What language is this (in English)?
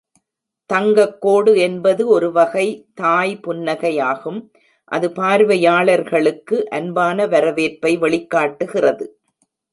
Tamil